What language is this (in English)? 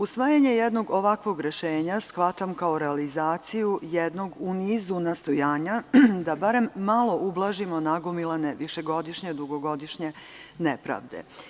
Serbian